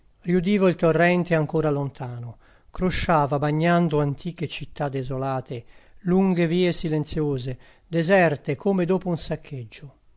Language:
Italian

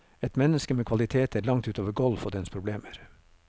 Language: Norwegian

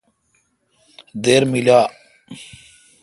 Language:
Kalkoti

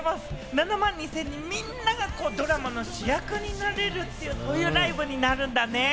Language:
Japanese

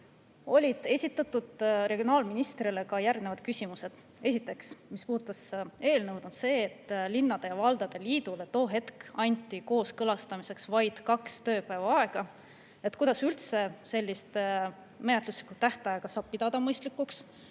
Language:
Estonian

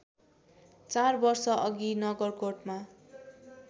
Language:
Nepali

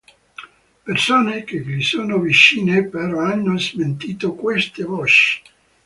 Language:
Italian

